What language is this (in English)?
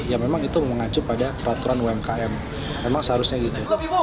Indonesian